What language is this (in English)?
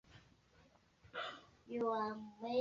Swahili